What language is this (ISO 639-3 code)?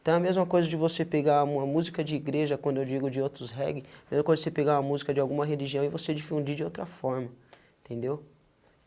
por